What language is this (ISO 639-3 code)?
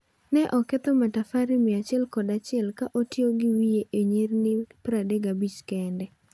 luo